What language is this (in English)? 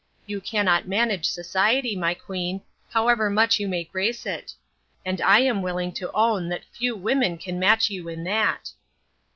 English